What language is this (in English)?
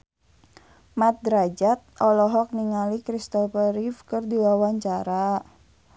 Sundanese